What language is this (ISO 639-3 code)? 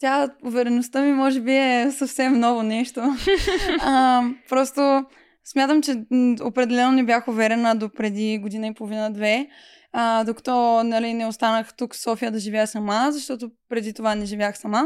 bul